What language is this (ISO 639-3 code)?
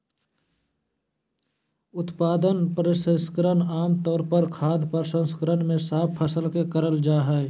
mag